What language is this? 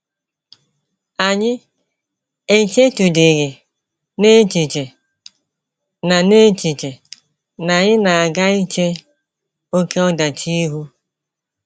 Igbo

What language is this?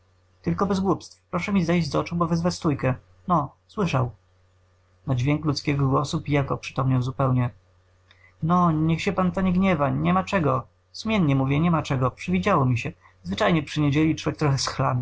Polish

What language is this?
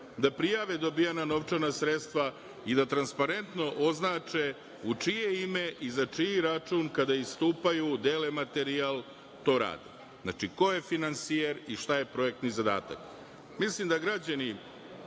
Serbian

